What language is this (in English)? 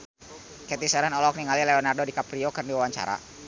Sundanese